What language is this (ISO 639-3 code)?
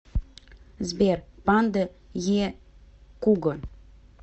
rus